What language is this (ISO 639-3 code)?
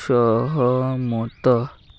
ori